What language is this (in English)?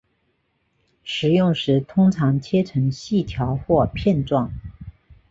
Chinese